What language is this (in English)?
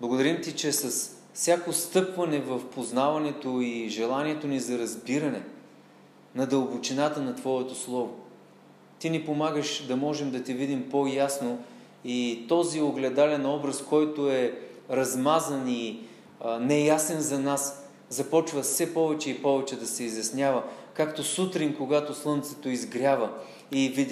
Bulgarian